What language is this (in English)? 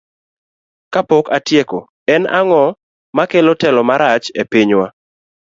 Luo (Kenya and Tanzania)